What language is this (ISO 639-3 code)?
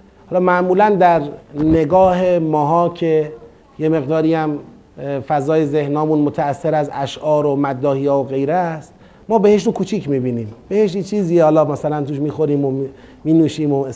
fas